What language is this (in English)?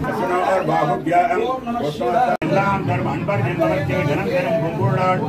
Tamil